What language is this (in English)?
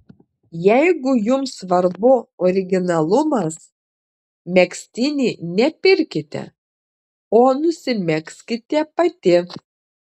Lithuanian